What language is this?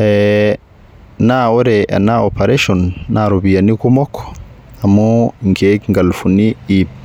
Masai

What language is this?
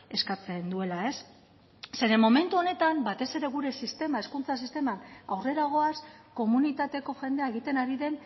Basque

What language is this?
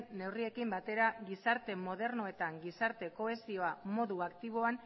Basque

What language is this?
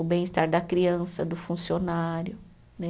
Portuguese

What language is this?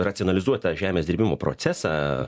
Lithuanian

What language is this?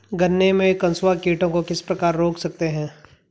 Hindi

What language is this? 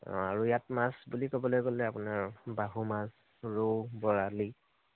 Assamese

